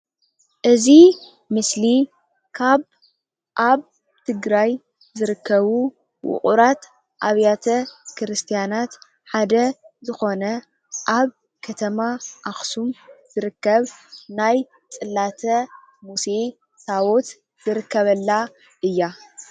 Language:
Tigrinya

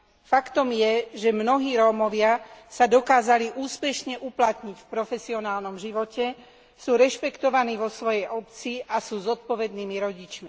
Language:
Slovak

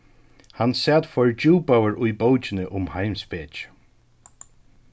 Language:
Faroese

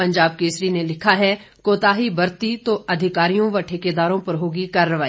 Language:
Hindi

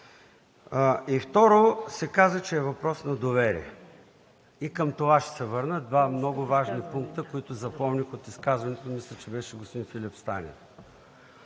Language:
Bulgarian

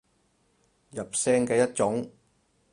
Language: Cantonese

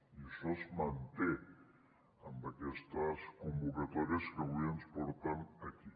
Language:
Catalan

